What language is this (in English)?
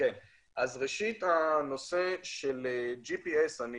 Hebrew